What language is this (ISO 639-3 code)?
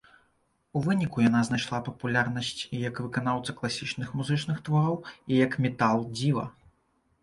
bel